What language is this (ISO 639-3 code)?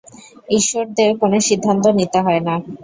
ben